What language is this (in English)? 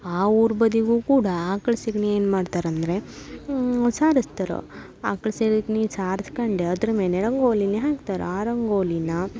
Kannada